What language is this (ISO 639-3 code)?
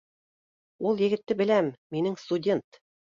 bak